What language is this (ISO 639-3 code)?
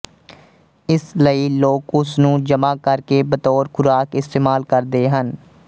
pan